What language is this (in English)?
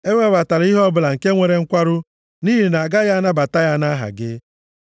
Igbo